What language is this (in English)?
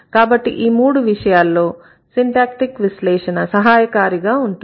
Telugu